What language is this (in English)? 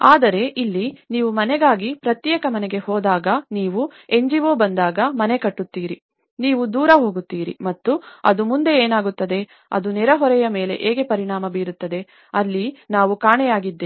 Kannada